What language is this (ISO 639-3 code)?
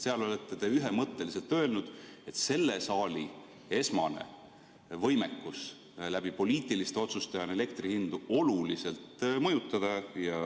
est